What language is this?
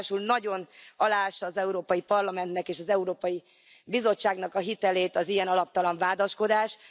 Hungarian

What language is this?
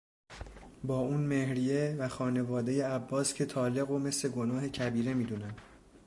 Persian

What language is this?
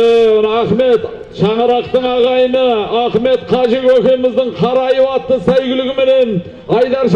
Turkish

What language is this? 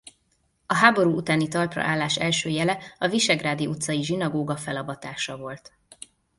Hungarian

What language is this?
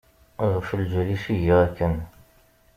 Kabyle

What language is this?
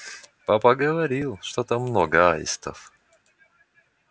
Russian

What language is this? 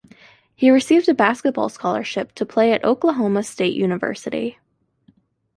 English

